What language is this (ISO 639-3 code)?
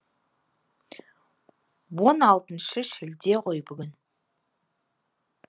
kaz